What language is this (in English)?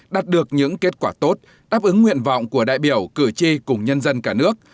Vietnamese